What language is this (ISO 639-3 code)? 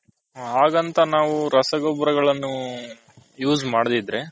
kan